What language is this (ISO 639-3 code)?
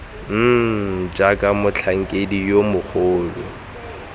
tsn